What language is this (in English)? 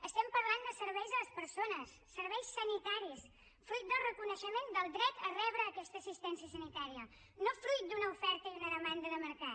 Catalan